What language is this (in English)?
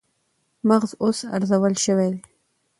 Pashto